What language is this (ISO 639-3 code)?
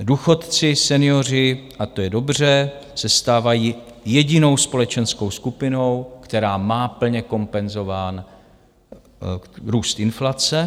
ces